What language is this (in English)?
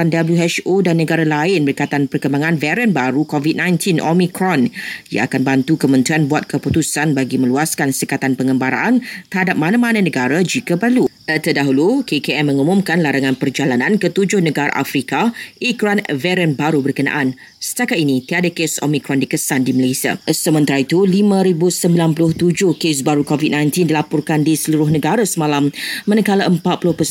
Malay